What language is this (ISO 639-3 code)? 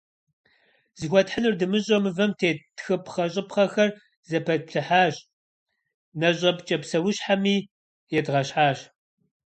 kbd